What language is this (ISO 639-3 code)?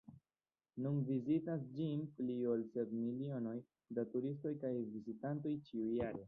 epo